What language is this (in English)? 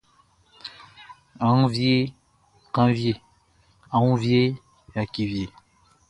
Baoulé